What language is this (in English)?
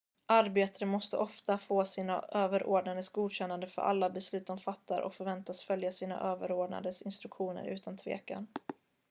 Swedish